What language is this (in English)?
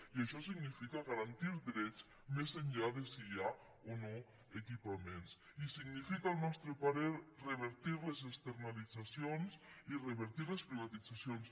Catalan